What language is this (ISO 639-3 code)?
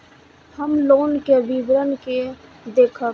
mai